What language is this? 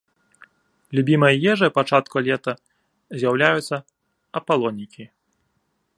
Belarusian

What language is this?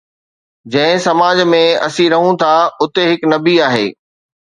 Sindhi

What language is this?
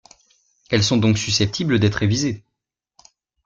French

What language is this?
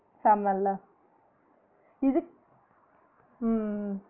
Tamil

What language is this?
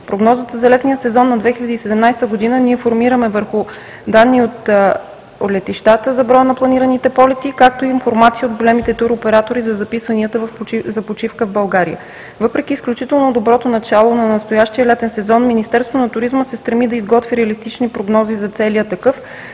Bulgarian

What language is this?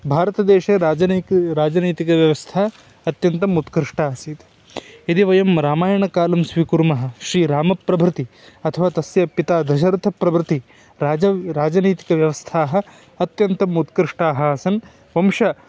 Sanskrit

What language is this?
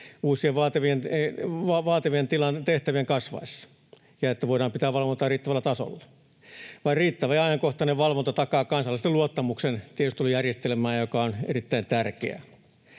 Finnish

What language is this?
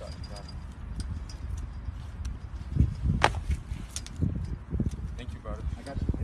French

